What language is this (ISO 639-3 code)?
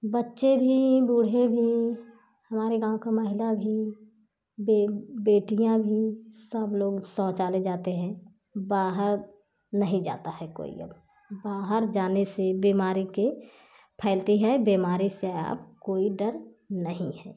hin